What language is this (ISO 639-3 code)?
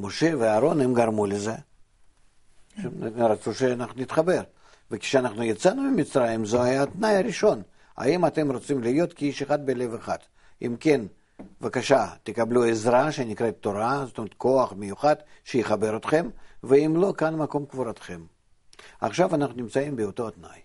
heb